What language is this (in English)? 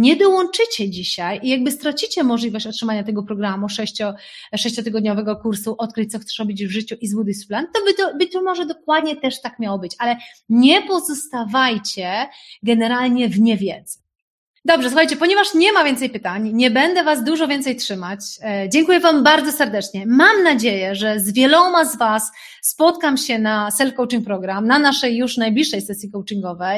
Polish